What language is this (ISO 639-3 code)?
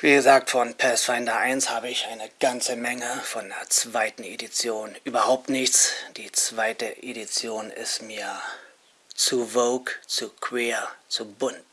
deu